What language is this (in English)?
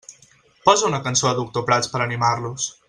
Catalan